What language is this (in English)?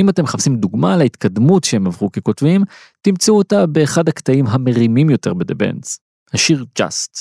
Hebrew